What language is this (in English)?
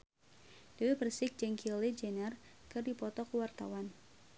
Sundanese